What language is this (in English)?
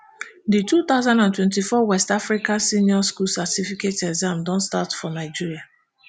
Nigerian Pidgin